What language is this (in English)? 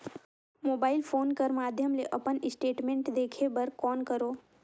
Chhattisgarhi